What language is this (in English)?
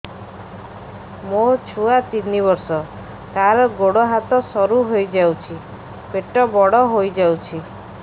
Odia